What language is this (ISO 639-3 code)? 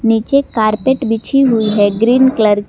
hin